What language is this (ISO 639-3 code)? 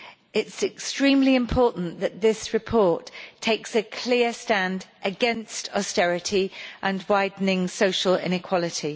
eng